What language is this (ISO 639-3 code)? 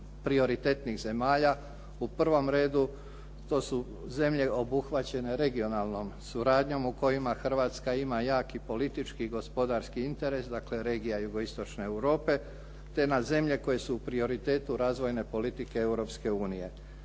hrv